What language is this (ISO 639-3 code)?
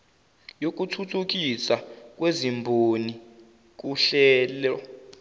zul